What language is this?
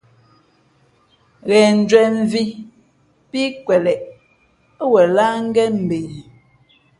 Fe'fe'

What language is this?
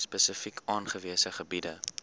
Afrikaans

